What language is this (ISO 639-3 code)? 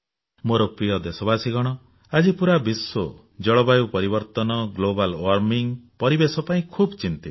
ori